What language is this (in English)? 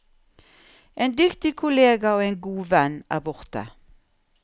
Norwegian